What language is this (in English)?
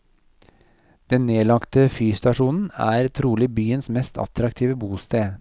Norwegian